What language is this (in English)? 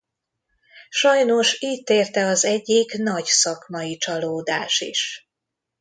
Hungarian